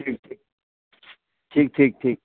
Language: Maithili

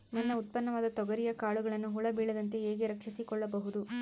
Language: Kannada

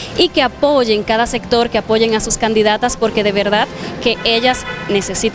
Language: Spanish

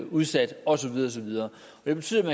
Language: Danish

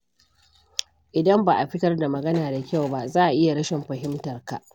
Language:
Hausa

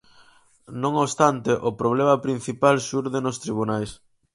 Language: Galician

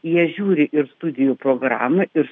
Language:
Lithuanian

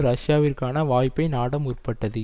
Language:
Tamil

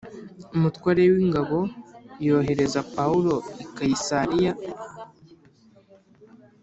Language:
Kinyarwanda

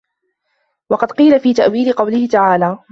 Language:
Arabic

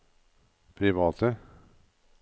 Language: Norwegian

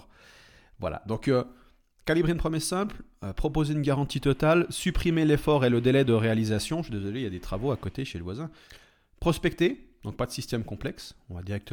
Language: French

